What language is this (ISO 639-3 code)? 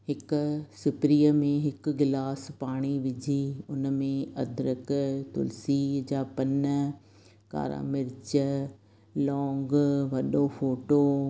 snd